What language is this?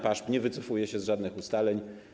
Polish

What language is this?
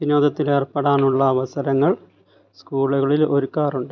Malayalam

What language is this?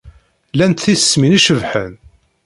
Kabyle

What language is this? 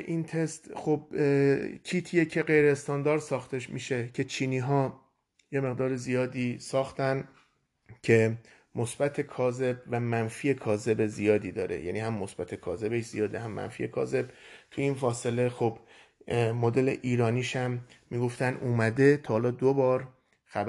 Persian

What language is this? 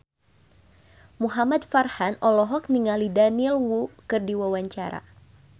Sundanese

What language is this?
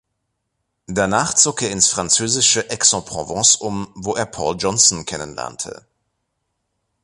German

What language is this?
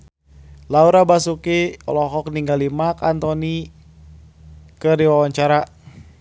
Sundanese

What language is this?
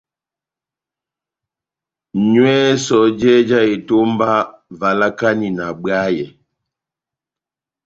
Batanga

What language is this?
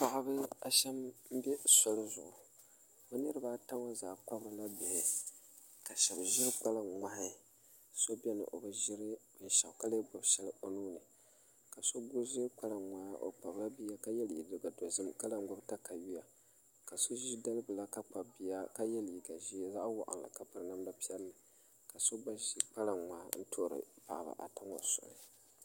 Dagbani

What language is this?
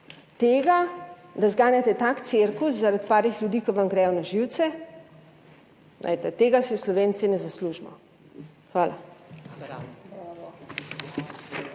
Slovenian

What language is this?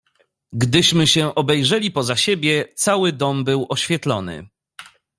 Polish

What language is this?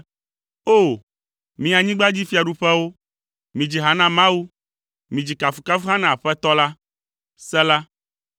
Ewe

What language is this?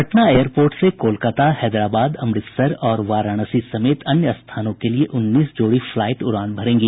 Hindi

